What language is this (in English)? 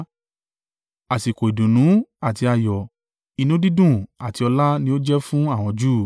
Yoruba